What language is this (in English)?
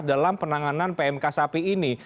Indonesian